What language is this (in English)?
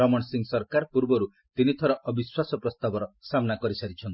Odia